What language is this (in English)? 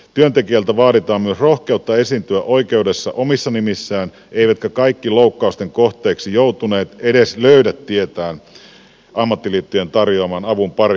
Finnish